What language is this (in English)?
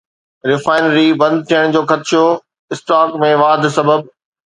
Sindhi